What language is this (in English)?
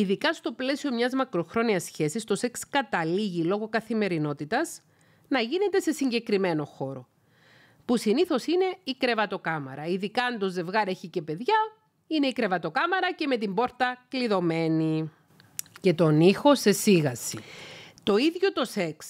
Greek